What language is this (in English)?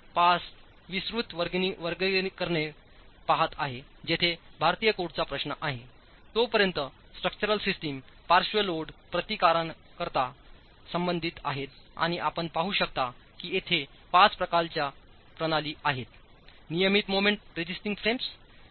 Marathi